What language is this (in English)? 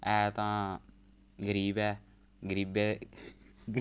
Dogri